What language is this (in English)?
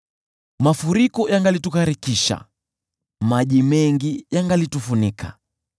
Swahili